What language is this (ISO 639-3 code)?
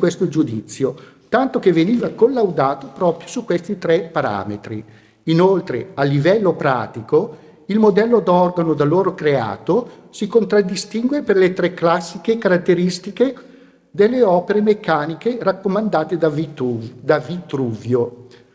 ita